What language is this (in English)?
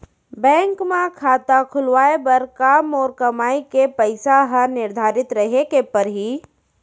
Chhattisgarhi